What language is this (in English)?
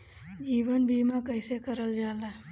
Bhojpuri